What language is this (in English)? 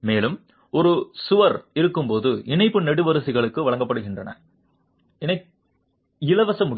Tamil